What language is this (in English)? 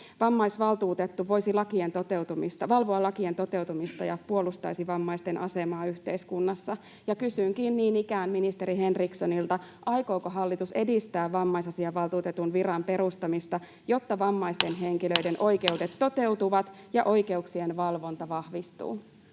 Finnish